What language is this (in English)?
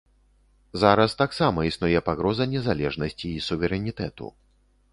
Belarusian